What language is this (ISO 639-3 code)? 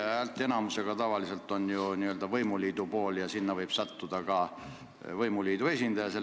est